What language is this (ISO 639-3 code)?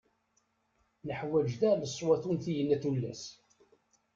kab